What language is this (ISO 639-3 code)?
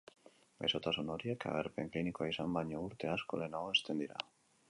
eus